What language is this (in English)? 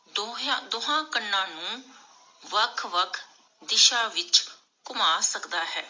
Punjabi